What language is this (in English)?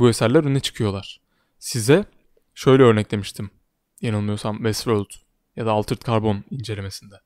Turkish